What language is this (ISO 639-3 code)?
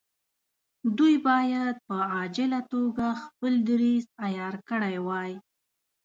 pus